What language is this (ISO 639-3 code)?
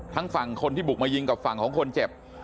tha